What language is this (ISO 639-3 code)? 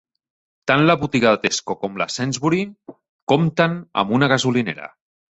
cat